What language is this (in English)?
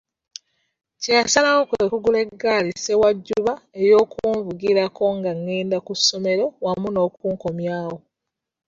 Ganda